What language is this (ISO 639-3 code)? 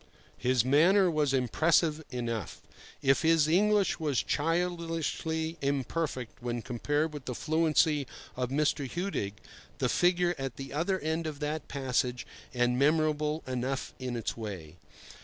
eng